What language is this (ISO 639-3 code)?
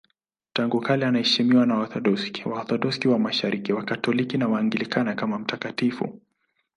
swa